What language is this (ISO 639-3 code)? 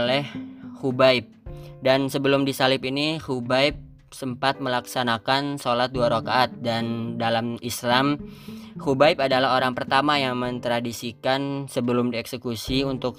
ind